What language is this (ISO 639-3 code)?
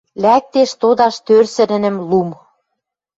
mrj